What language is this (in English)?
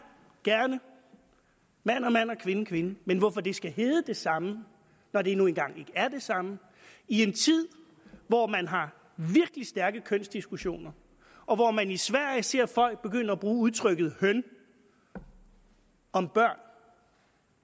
Danish